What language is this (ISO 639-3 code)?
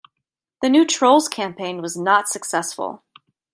eng